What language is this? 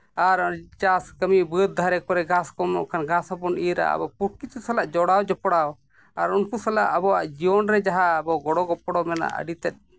Santali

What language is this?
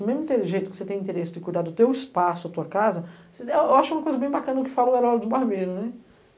Portuguese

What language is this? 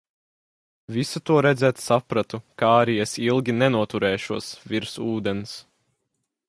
Latvian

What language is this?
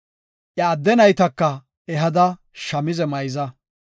Gofa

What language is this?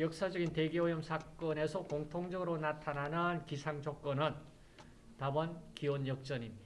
Korean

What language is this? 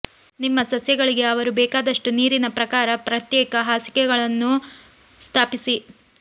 Kannada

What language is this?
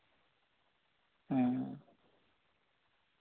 Santali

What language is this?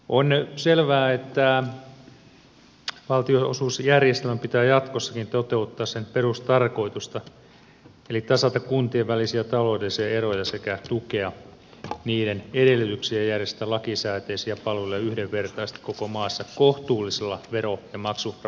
Finnish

